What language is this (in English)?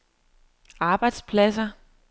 Danish